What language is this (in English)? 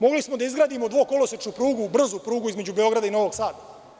Serbian